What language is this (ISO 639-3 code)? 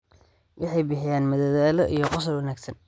som